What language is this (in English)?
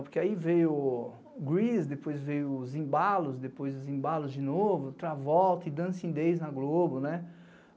Portuguese